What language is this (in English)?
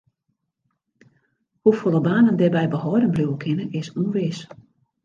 Western Frisian